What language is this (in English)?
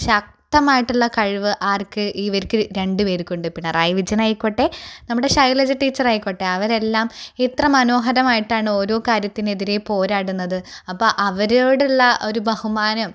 Malayalam